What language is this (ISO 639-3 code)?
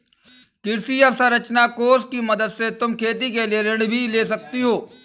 hin